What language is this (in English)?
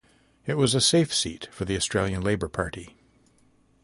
English